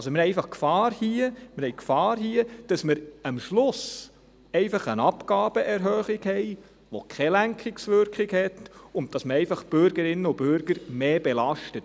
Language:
Swiss German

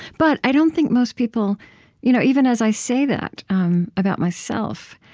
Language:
English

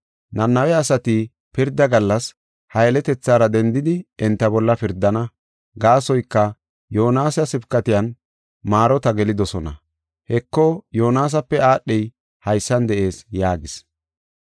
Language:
Gofa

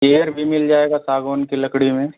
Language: Hindi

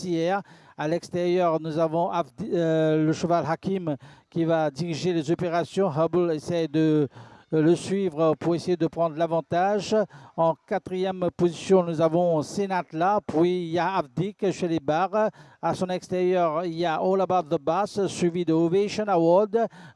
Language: French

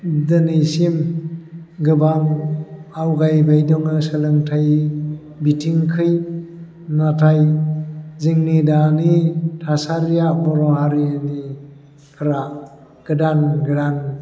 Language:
Bodo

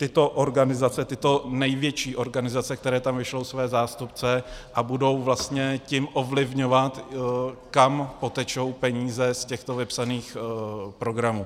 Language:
Czech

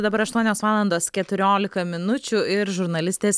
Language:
Lithuanian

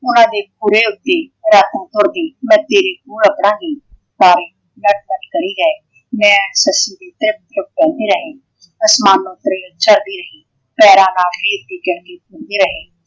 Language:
Punjabi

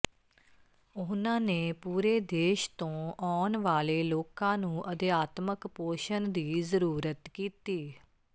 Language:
Punjabi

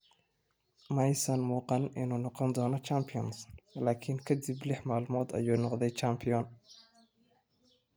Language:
Somali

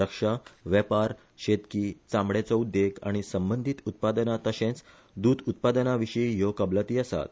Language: Konkani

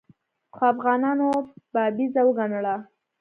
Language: Pashto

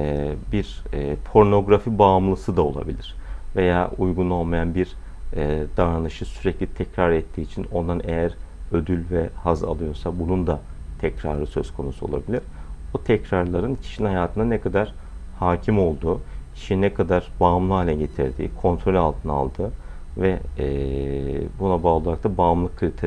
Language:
Turkish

